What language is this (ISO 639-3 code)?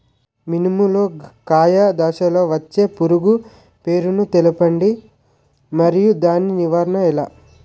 tel